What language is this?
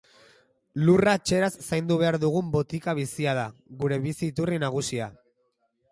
Basque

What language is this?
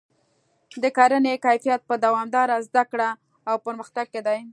Pashto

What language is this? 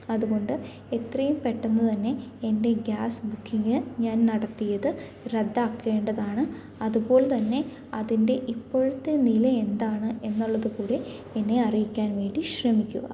Malayalam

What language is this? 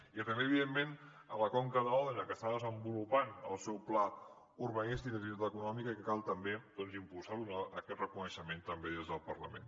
Catalan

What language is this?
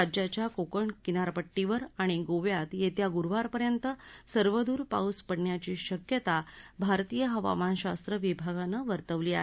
Marathi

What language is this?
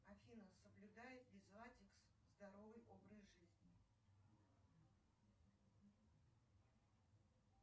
Russian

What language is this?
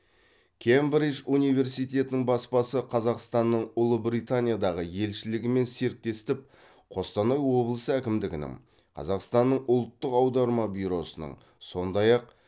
Kazakh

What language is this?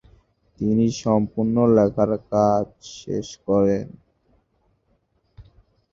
Bangla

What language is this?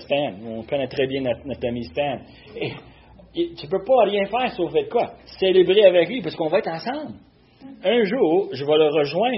French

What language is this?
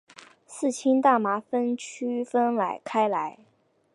Chinese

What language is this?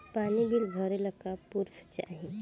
Bhojpuri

